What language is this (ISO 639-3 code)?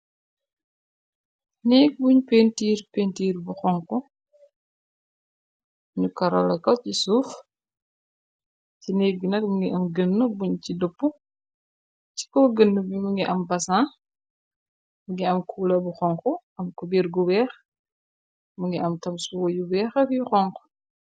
wol